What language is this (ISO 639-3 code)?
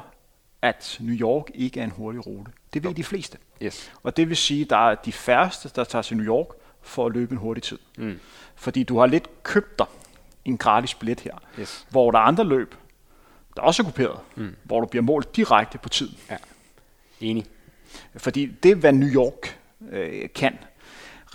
dan